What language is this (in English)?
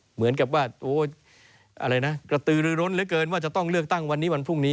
Thai